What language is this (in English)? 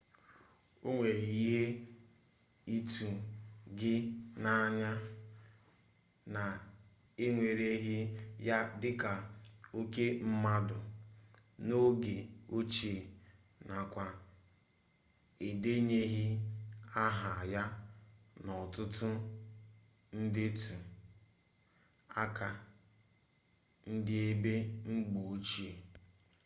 Igbo